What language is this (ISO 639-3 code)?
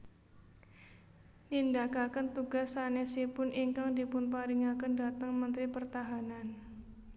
jav